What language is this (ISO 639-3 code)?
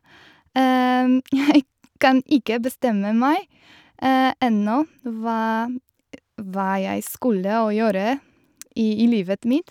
nor